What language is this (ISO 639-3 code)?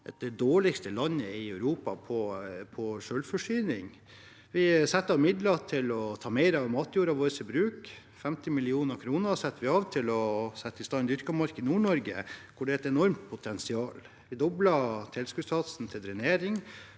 nor